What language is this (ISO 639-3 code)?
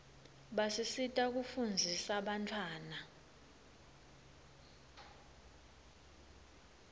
ssw